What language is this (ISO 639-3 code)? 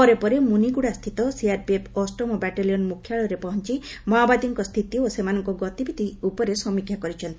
ori